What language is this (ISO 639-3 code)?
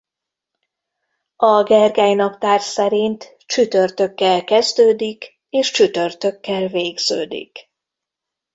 hun